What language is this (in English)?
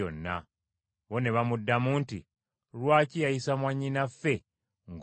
Ganda